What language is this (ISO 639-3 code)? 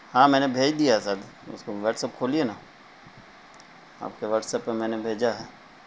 urd